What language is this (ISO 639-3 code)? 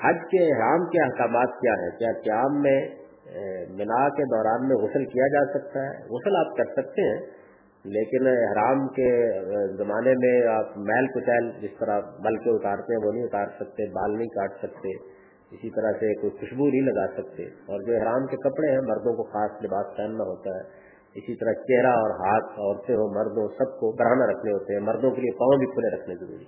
urd